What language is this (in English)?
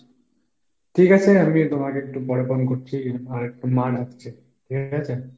Bangla